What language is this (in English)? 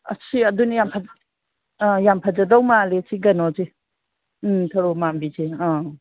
Manipuri